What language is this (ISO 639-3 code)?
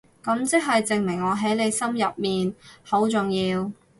yue